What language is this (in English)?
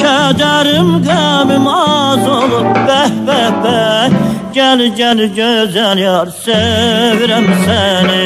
Turkish